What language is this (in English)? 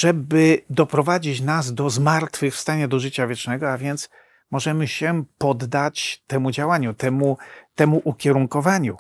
Polish